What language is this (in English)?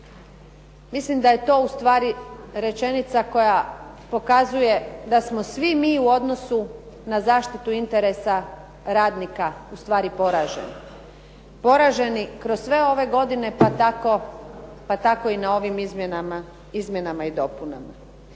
Croatian